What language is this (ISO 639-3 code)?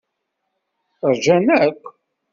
kab